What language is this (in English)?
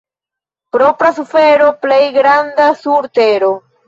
Esperanto